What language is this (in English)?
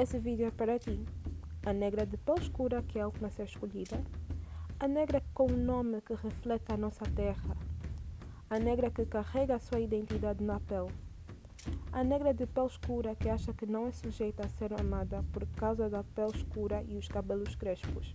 Portuguese